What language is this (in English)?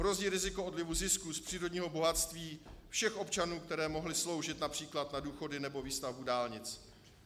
Czech